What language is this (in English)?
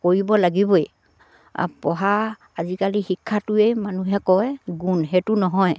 Assamese